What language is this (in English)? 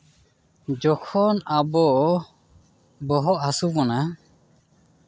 Santali